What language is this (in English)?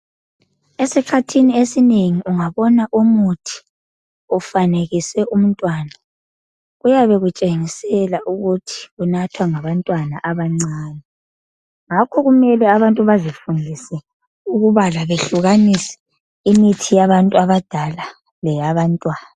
North Ndebele